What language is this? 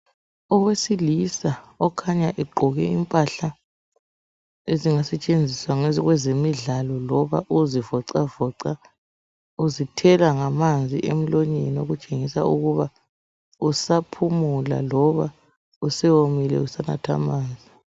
North Ndebele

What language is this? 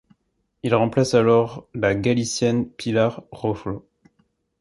French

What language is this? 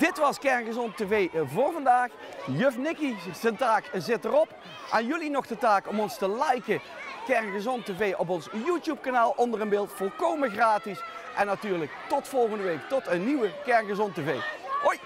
Dutch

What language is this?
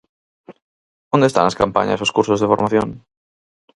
Galician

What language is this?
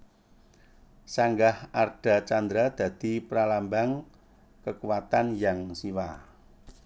Javanese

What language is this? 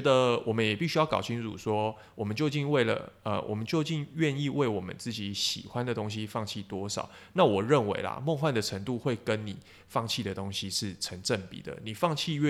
Chinese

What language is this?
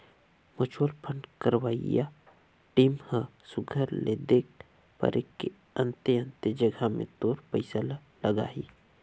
Chhattisgarhi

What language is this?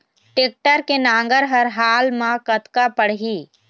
Chhattisgarhi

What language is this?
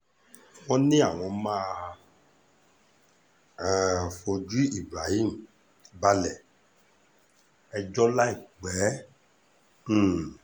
Yoruba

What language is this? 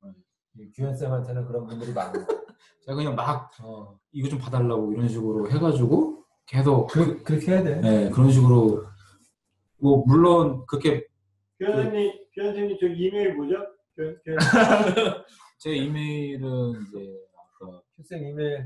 Korean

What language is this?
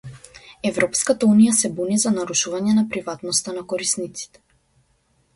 Macedonian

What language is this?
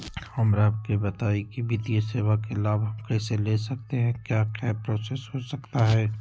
Magahi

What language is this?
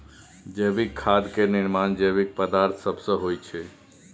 Maithili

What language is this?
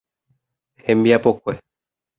Guarani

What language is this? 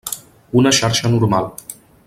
Catalan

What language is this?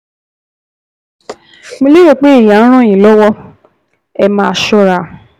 Yoruba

